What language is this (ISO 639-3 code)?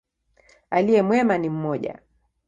swa